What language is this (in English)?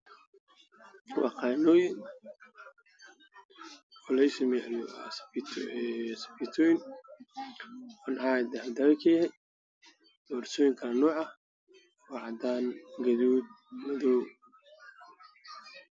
Somali